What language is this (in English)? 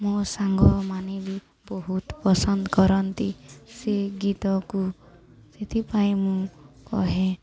Odia